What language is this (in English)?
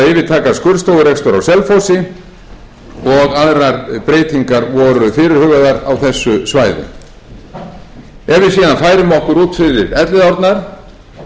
Icelandic